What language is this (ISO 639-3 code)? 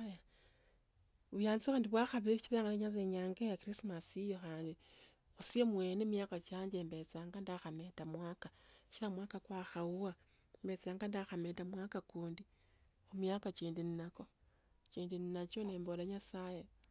lto